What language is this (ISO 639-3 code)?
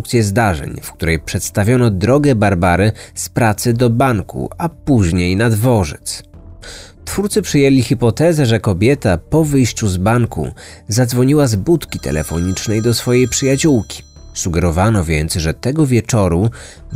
pol